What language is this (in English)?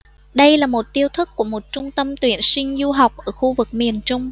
Vietnamese